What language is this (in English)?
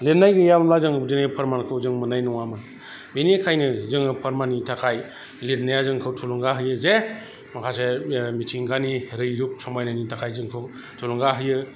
Bodo